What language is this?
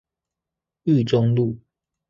Chinese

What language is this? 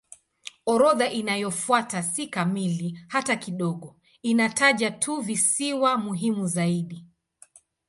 Swahili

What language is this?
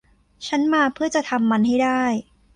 Thai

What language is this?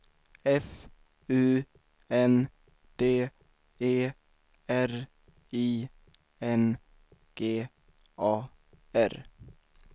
Swedish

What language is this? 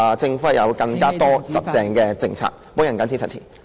Cantonese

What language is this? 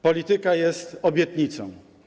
Polish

